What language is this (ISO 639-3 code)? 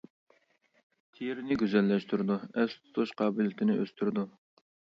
uig